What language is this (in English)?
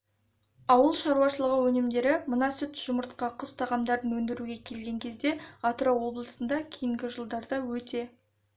Kazakh